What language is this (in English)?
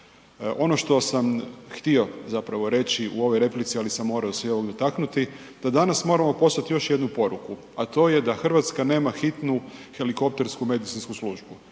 Croatian